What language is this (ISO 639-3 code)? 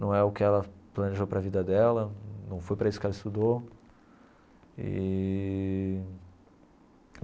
por